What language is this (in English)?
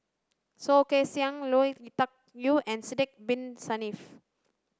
English